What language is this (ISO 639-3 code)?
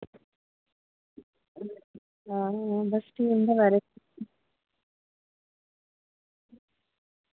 doi